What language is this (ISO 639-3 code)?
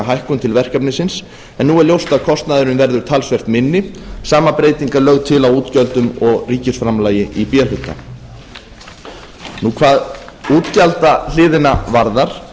isl